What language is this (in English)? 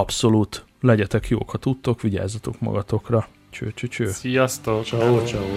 Hungarian